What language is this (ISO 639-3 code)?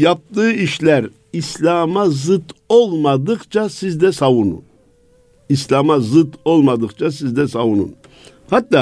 tur